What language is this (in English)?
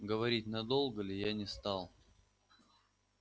Russian